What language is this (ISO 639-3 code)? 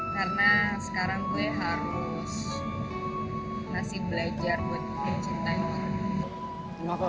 ind